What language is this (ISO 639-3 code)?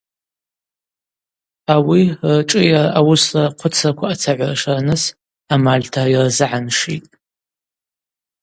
abq